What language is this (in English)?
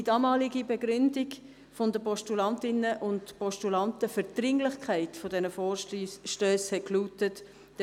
Swiss German